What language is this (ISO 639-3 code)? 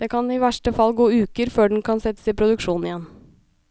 nor